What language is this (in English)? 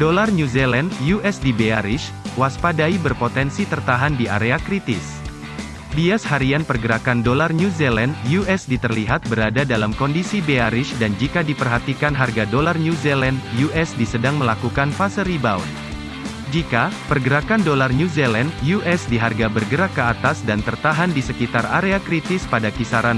Indonesian